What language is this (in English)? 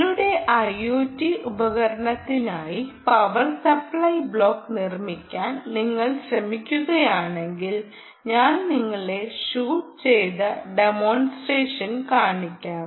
Malayalam